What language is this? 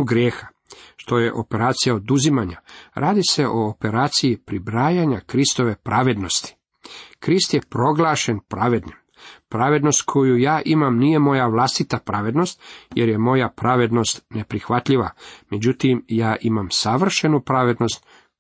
Croatian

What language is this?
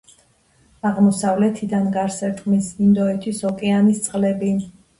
Georgian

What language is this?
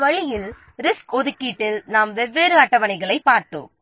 Tamil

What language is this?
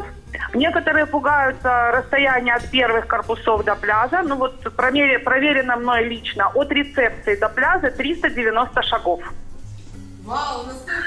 Russian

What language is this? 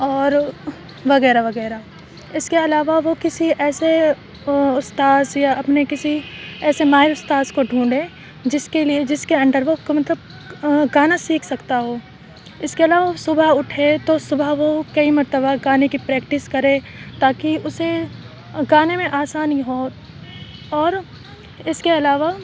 Urdu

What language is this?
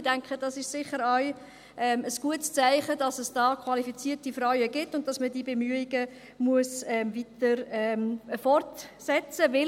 Swiss German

